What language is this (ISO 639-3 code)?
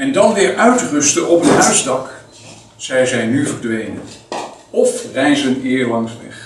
nld